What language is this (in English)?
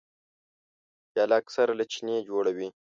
Pashto